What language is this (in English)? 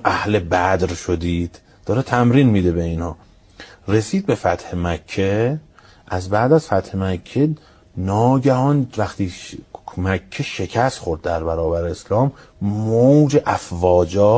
Persian